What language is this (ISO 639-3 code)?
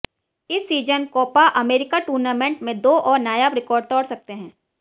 hin